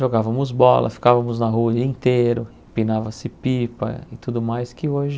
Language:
Portuguese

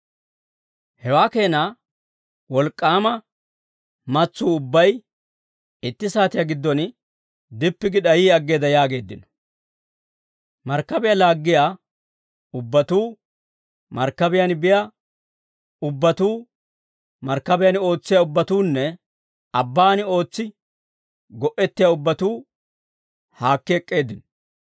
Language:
Dawro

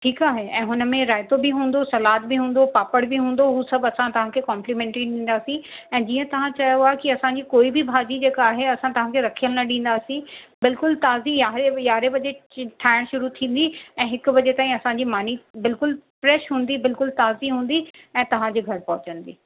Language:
Sindhi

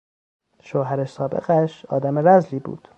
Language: Persian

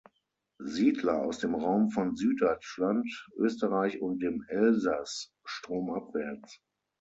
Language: German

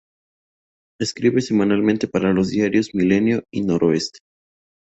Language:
Spanish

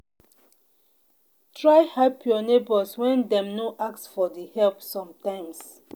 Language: Nigerian Pidgin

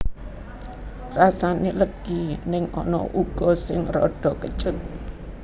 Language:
Javanese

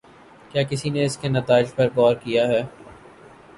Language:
Urdu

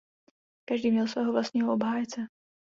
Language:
Czech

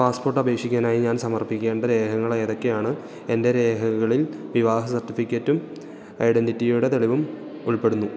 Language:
Malayalam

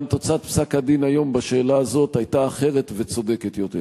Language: Hebrew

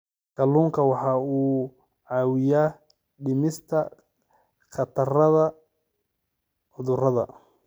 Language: Somali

